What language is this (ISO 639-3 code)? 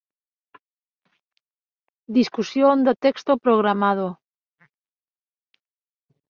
glg